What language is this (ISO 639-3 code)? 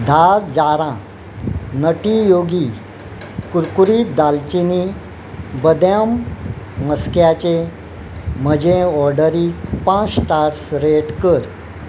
kok